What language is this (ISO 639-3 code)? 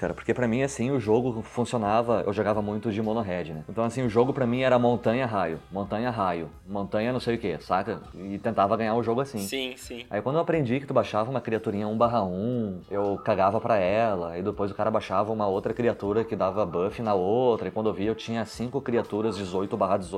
por